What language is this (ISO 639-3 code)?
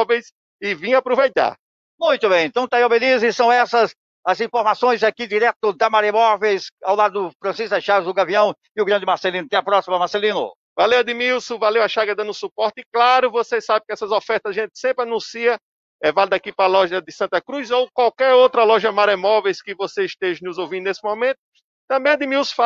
por